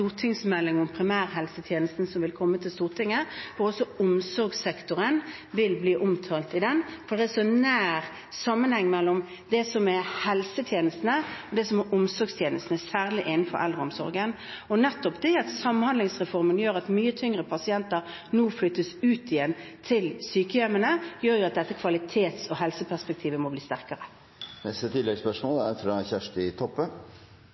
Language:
Norwegian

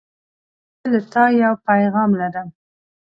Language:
Pashto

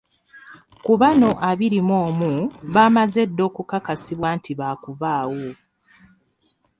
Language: Ganda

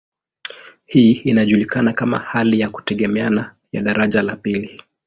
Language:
Swahili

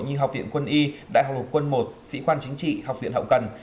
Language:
Vietnamese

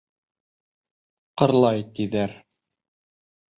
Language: Bashkir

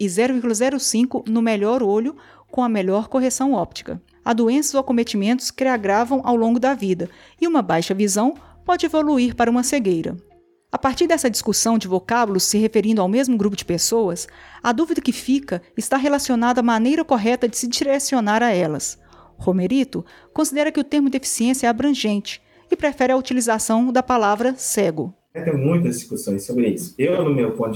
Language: Portuguese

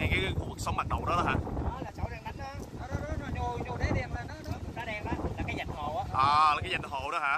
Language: Vietnamese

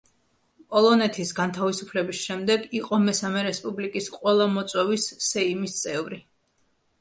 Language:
Georgian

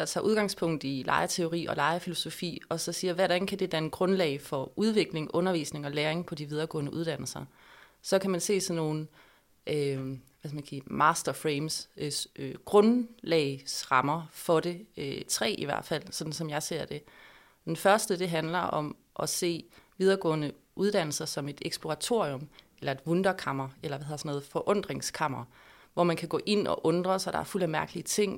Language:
Danish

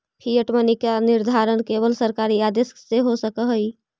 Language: Magahi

